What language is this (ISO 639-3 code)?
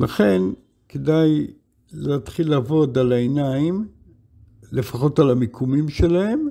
heb